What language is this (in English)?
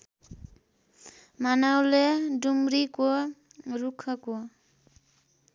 Nepali